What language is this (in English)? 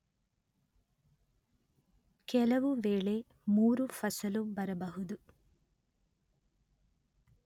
Kannada